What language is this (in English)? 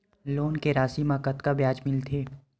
Chhattisgarhi